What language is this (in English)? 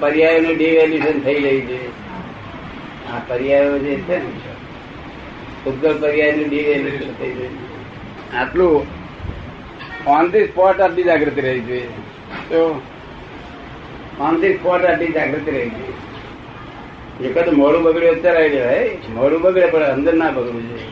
Gujarati